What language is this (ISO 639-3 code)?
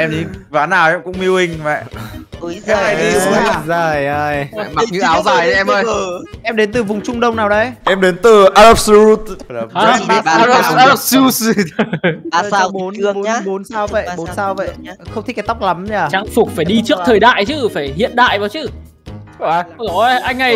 vie